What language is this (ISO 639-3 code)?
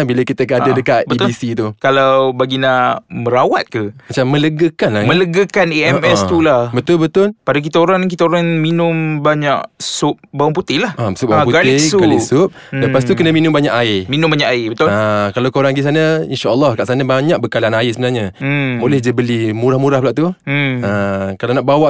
msa